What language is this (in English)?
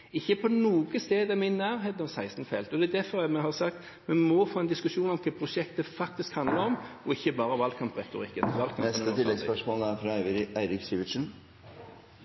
Norwegian